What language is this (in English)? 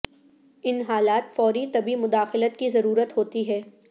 Urdu